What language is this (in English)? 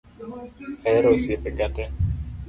Luo (Kenya and Tanzania)